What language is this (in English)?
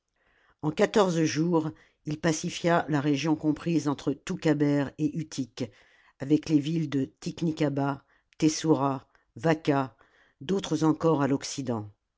French